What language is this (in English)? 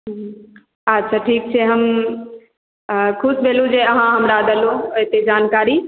Maithili